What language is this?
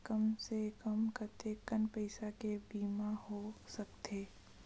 Chhattisgarhi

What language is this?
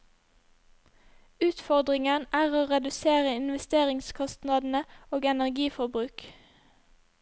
Norwegian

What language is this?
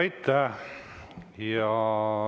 Estonian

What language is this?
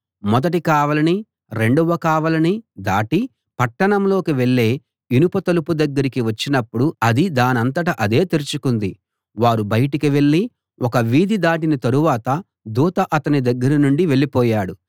Telugu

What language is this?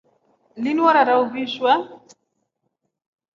Rombo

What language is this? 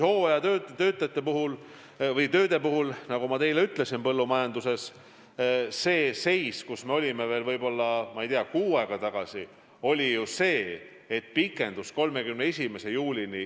Estonian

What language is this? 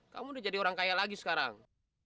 Indonesian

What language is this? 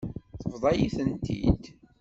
Kabyle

